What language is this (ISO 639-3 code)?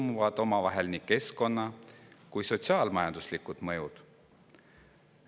est